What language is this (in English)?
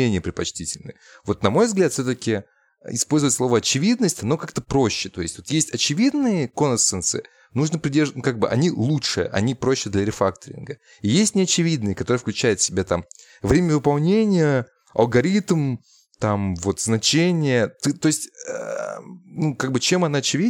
Russian